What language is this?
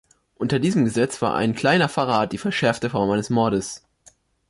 German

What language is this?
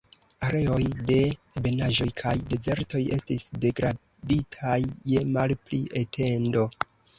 Esperanto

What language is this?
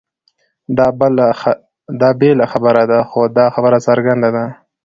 Pashto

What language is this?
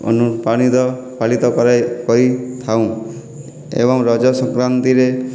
Odia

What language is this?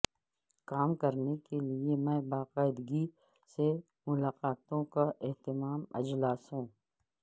Urdu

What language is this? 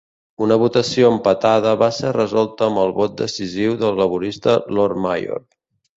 Catalan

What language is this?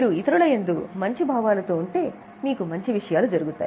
Telugu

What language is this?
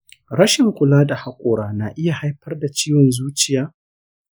Hausa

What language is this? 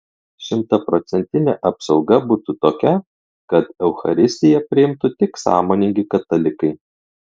Lithuanian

